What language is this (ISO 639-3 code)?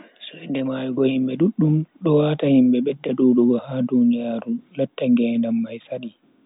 fui